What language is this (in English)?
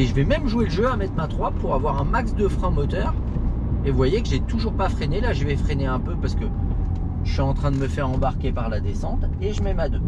French